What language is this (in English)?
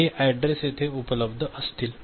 Marathi